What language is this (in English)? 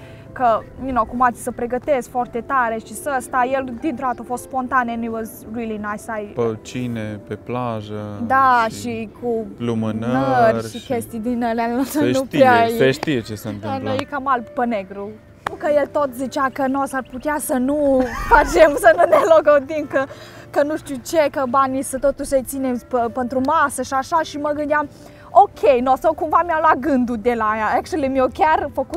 Romanian